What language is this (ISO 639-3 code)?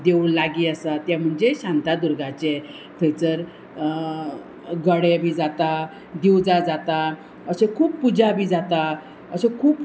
kok